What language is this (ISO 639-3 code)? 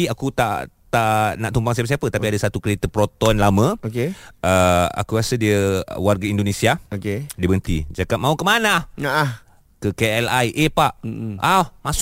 msa